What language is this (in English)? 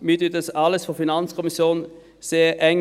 Swiss German